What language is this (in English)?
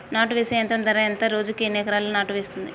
Telugu